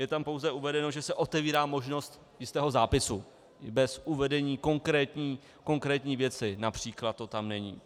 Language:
Czech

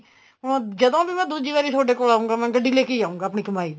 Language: Punjabi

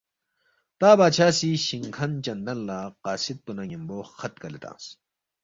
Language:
Balti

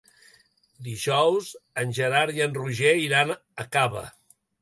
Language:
Catalan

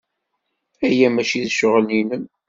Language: Kabyle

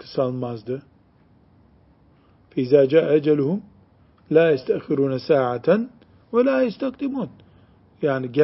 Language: Turkish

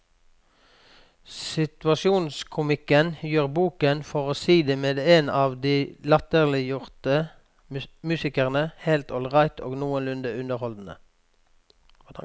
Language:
Norwegian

